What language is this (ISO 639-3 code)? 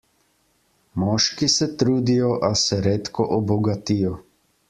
slv